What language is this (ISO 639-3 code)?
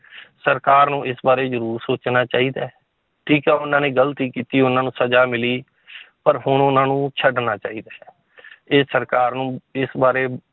pan